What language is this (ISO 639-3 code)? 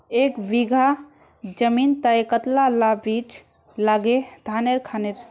mag